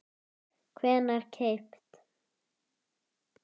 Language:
Icelandic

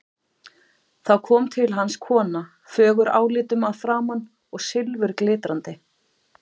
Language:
Icelandic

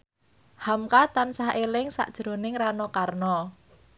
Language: Javanese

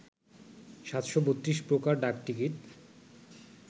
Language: Bangla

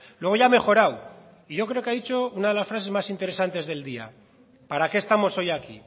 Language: Spanish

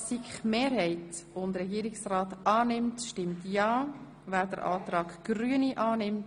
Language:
Swiss German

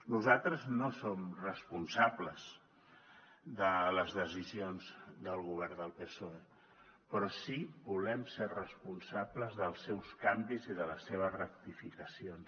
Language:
Catalan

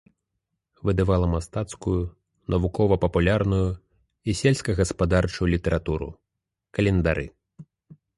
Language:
Belarusian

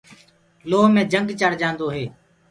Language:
Gurgula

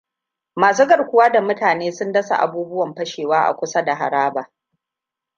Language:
Hausa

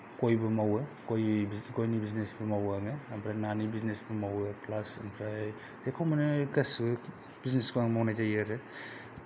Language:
Bodo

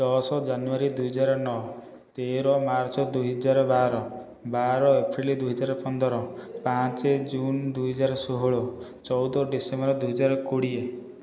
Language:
Odia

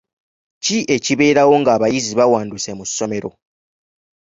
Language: Ganda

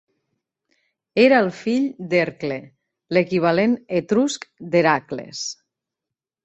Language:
Catalan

